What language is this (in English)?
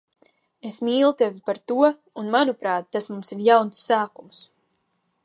Latvian